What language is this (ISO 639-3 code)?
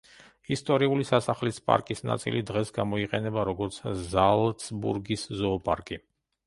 kat